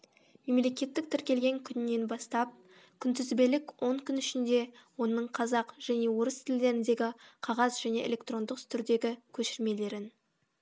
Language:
Kazakh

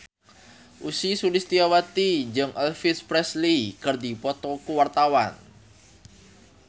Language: Sundanese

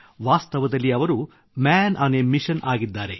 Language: Kannada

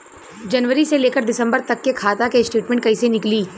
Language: Bhojpuri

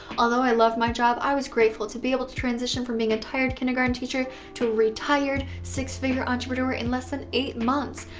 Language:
English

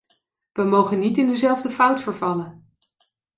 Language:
Dutch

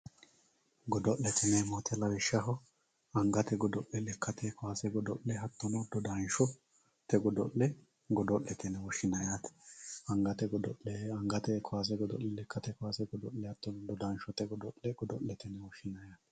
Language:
Sidamo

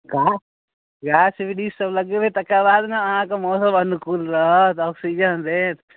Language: Maithili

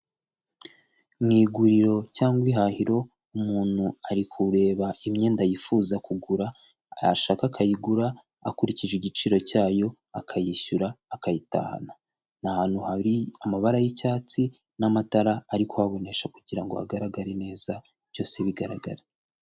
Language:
Kinyarwanda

